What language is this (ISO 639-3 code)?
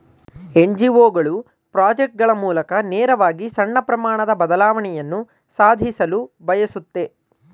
kan